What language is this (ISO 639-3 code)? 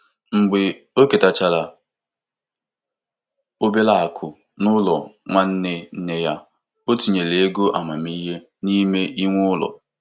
ibo